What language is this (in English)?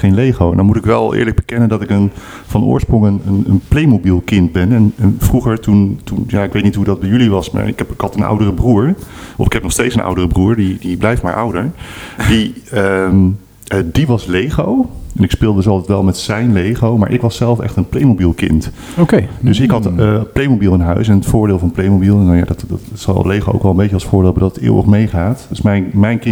Dutch